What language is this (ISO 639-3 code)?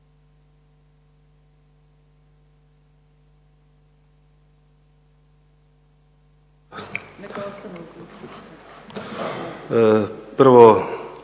hrv